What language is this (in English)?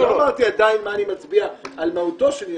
Hebrew